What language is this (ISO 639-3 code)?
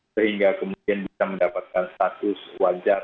ind